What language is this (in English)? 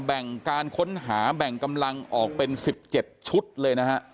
Thai